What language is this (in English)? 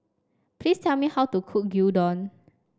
English